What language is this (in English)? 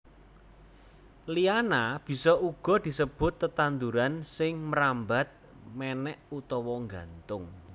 Javanese